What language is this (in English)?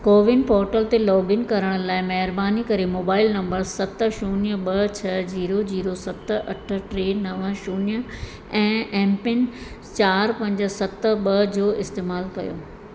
Sindhi